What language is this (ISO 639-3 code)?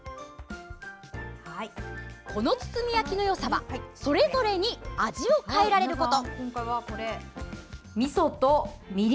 jpn